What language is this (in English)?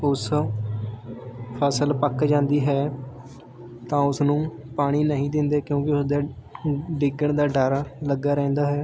Punjabi